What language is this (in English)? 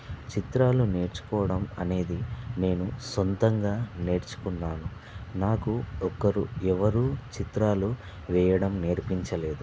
Telugu